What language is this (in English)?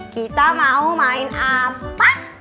Indonesian